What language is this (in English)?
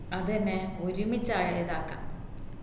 Malayalam